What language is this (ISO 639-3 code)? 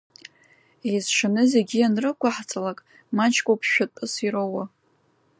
abk